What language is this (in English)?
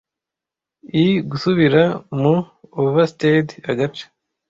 Kinyarwanda